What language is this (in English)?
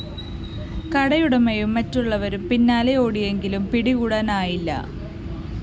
Malayalam